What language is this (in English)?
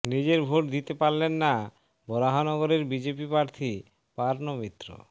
Bangla